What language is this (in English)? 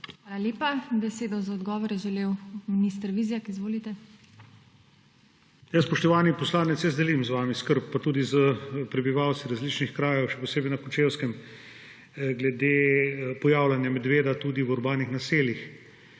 Slovenian